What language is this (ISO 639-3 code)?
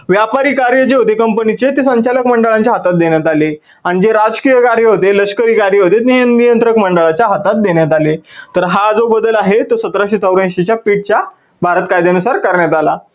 mar